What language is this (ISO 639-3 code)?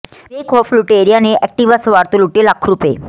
pan